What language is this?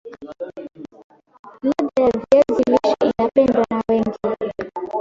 Swahili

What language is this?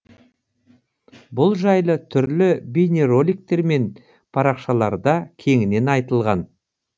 Kazakh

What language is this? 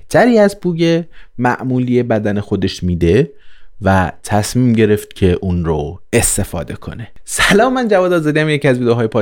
Persian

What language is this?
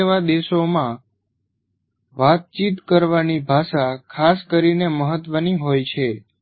Gujarati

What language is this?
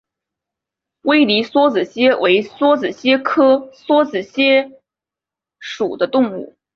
Chinese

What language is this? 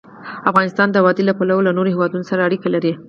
Pashto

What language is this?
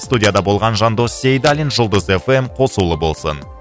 Kazakh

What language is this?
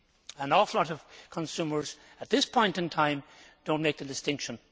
English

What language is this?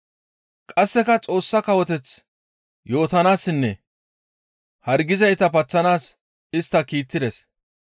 Gamo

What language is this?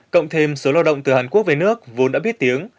Vietnamese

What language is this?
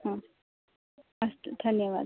Sanskrit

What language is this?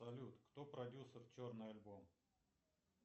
Russian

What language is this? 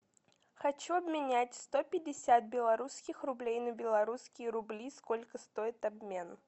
Russian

